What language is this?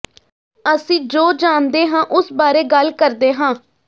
Punjabi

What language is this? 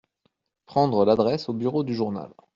French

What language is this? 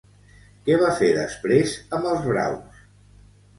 Catalan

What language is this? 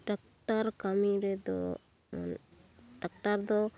Santali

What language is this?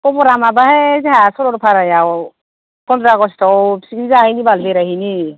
Bodo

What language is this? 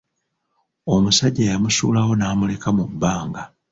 Ganda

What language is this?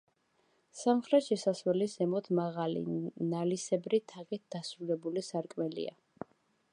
Georgian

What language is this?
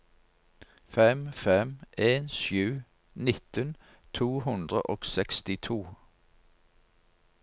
Norwegian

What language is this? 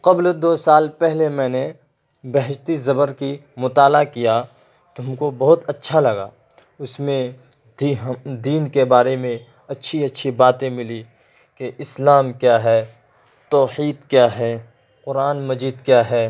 Urdu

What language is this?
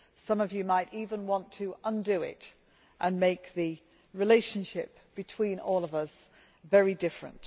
English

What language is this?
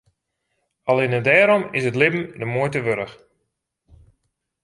Western Frisian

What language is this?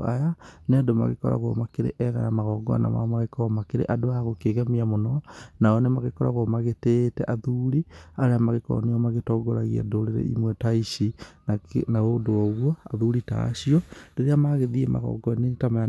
Kikuyu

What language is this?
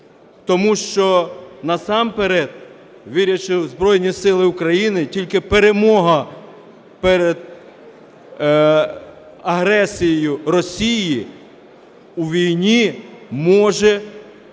Ukrainian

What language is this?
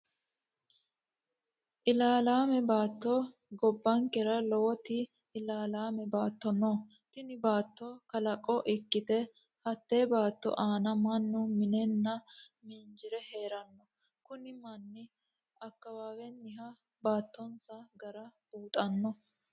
Sidamo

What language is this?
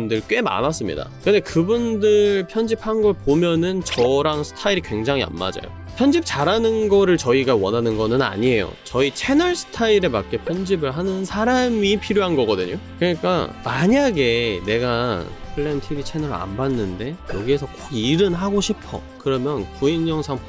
Korean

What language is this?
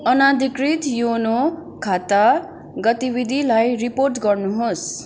Nepali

